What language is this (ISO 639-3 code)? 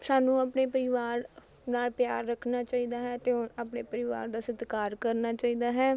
pan